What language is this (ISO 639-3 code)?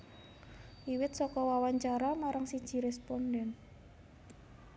jav